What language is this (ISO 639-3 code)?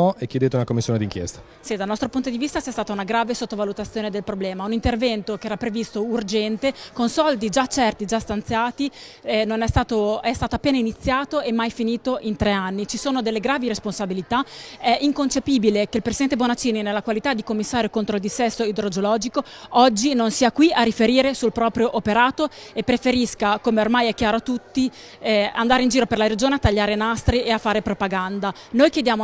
ita